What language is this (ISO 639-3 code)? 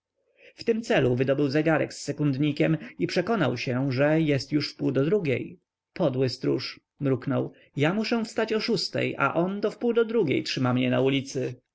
pol